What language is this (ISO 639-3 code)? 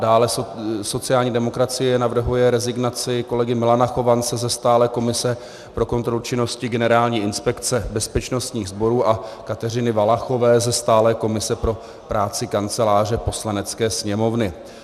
ces